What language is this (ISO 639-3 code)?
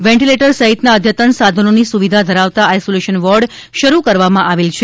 guj